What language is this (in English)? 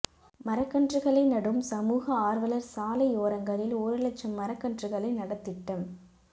Tamil